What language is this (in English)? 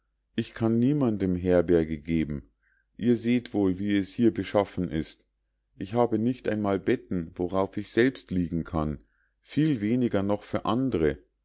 German